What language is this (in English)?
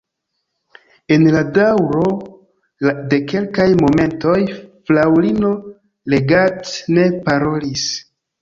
Esperanto